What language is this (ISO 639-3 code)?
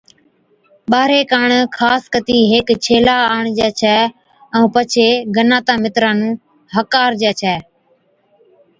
odk